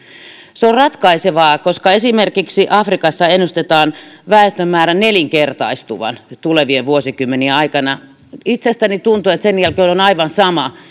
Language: Finnish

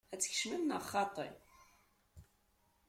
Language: Kabyle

